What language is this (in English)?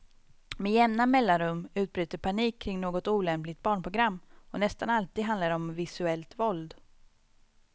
Swedish